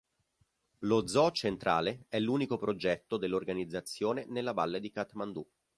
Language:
Italian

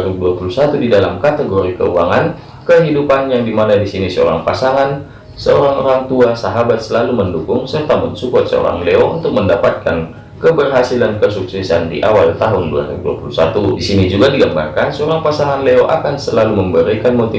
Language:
Indonesian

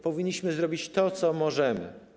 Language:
Polish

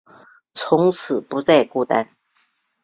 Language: Chinese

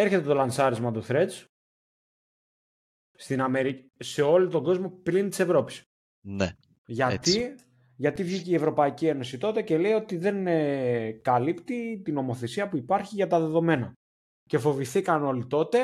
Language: Greek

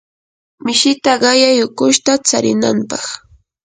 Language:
Yanahuanca Pasco Quechua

